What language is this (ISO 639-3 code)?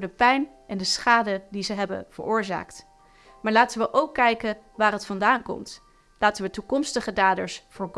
nld